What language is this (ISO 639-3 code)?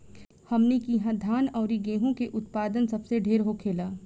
bho